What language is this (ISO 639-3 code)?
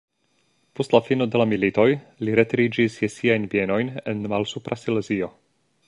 epo